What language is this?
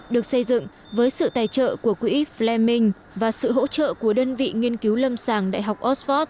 Vietnamese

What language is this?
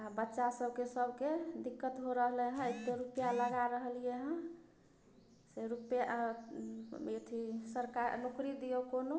Maithili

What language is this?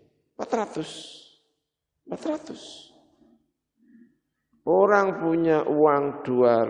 Indonesian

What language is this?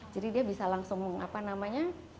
Indonesian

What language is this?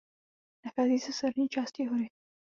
Czech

